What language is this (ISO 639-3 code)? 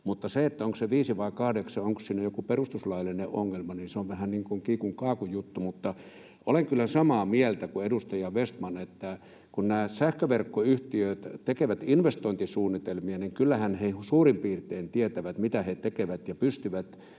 fin